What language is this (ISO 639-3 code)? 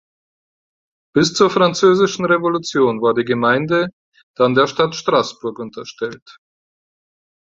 deu